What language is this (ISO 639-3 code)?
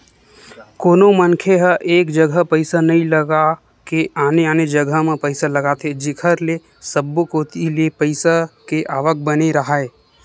hne